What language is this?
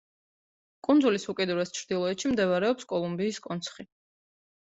Georgian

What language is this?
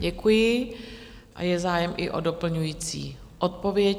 Czech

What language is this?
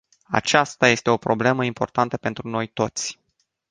Romanian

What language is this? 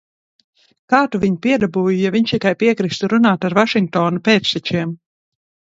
Latvian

